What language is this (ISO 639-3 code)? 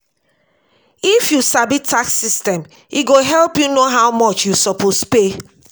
pcm